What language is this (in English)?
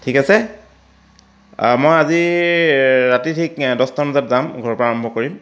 Assamese